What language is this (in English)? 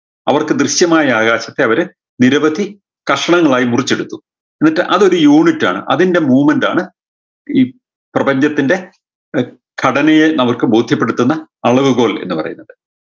Malayalam